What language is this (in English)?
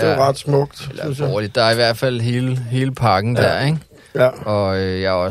Danish